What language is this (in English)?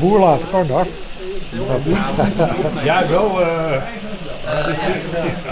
Dutch